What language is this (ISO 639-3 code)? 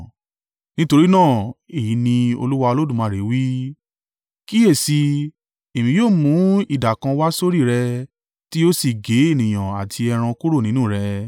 yor